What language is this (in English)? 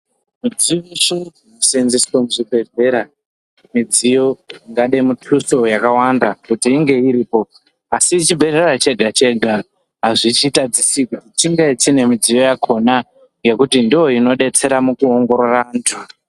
Ndau